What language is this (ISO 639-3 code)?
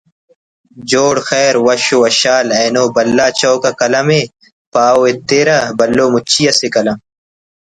brh